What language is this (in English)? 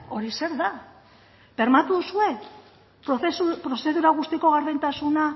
Basque